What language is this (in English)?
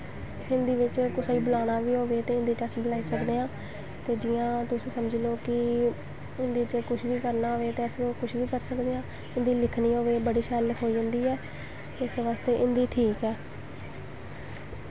Dogri